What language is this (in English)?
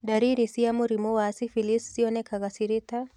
Kikuyu